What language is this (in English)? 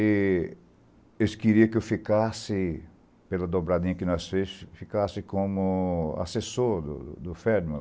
Portuguese